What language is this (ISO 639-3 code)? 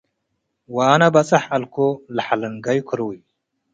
tig